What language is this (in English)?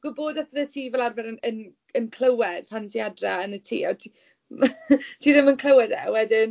Welsh